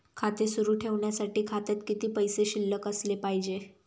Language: Marathi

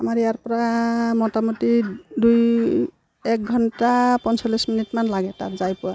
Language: Assamese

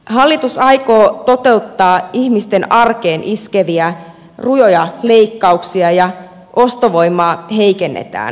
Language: Finnish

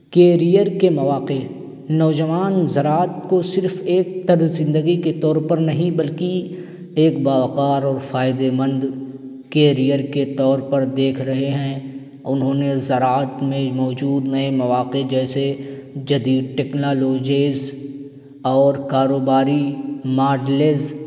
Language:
Urdu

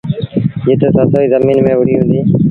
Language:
Sindhi Bhil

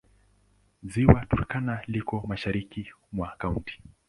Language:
Swahili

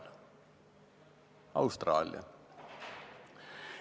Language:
Estonian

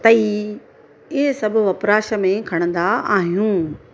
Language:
Sindhi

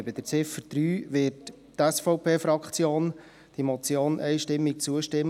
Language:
Swiss German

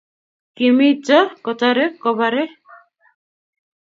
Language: Kalenjin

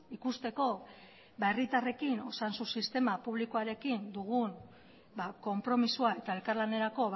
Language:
Basque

